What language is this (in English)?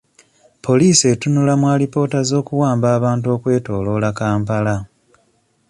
Ganda